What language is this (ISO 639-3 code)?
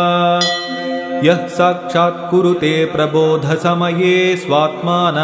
kan